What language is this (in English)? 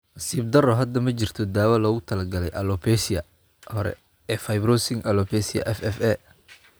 Somali